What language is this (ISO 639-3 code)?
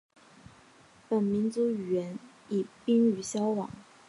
zho